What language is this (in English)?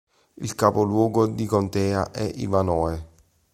Italian